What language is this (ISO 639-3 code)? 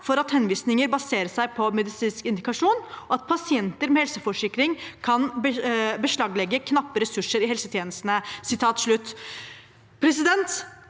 nor